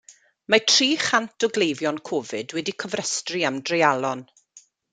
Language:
Welsh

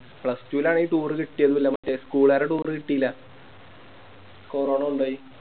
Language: Malayalam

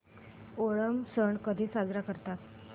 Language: Marathi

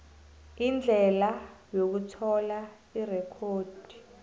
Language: South Ndebele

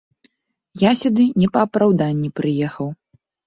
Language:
Belarusian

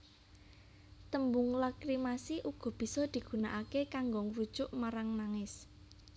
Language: Javanese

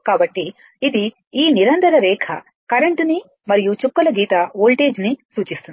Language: Telugu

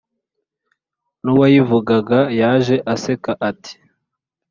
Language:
Kinyarwanda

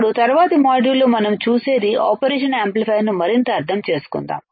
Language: Telugu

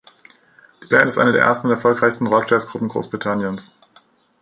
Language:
German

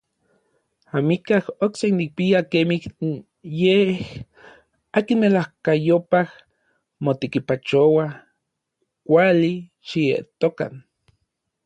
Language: Orizaba Nahuatl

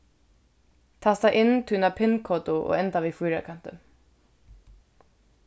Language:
Faroese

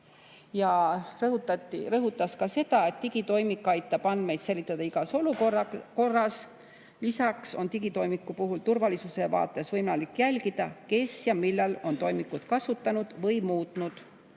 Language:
Estonian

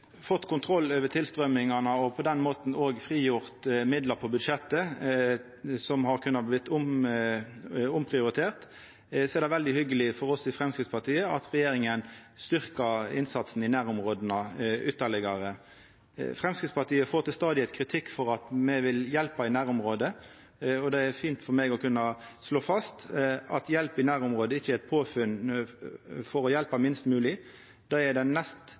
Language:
Norwegian Nynorsk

